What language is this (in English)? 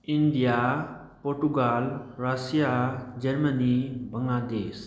Manipuri